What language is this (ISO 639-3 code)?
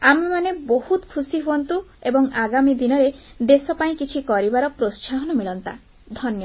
ori